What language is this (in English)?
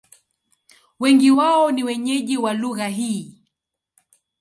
Swahili